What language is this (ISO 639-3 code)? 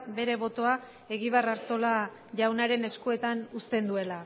eus